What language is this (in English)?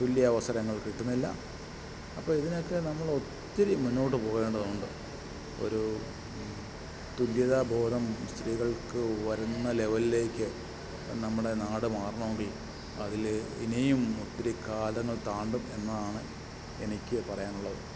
Malayalam